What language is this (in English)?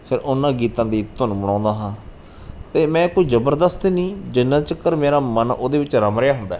Punjabi